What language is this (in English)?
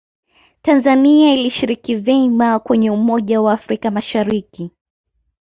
Swahili